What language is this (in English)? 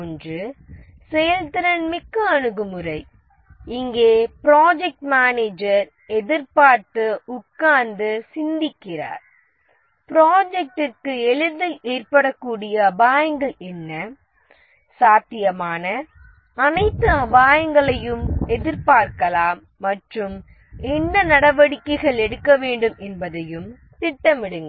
Tamil